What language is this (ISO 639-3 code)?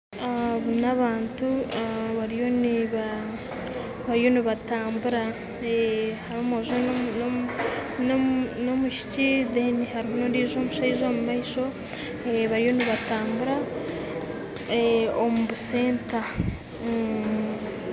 nyn